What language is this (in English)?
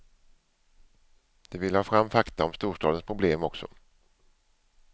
Swedish